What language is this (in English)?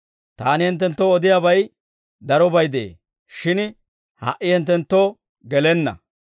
Dawro